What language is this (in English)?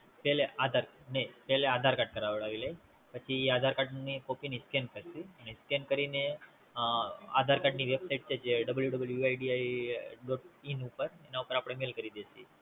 Gujarati